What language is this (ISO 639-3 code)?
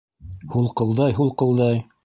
bak